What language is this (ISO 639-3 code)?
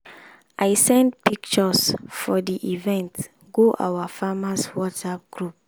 pcm